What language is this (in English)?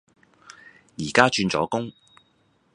Cantonese